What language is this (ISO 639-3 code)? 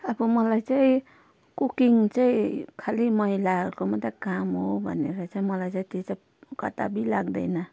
nep